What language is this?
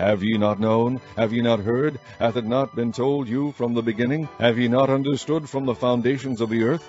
English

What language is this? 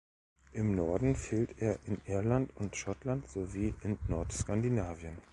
German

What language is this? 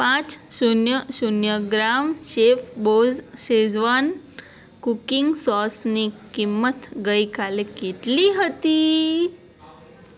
Gujarati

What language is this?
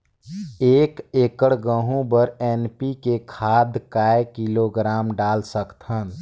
Chhattisgarhi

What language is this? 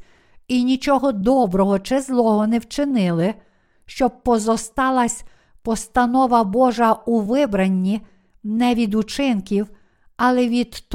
Ukrainian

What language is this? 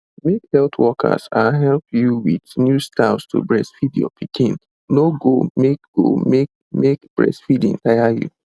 Nigerian Pidgin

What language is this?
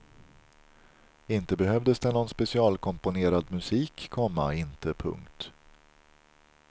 Swedish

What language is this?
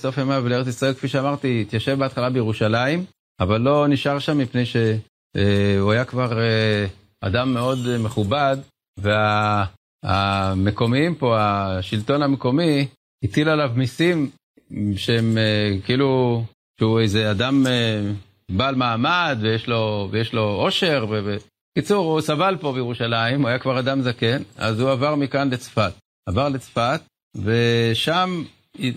Hebrew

